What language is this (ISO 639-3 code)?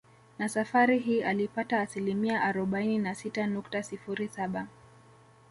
swa